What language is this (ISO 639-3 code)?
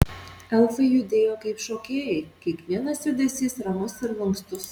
lit